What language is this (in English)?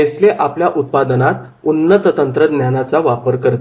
Marathi